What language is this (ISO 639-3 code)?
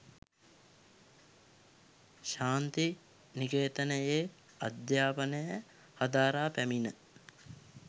sin